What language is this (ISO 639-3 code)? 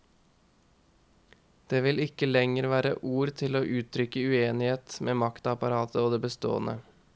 nor